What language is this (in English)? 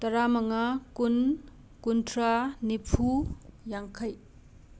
Manipuri